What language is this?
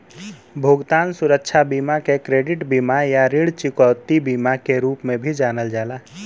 Bhojpuri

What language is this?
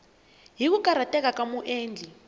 Tsonga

